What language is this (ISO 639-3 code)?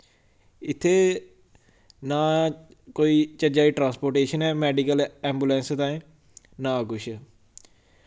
doi